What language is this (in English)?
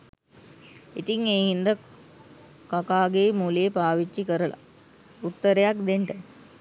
Sinhala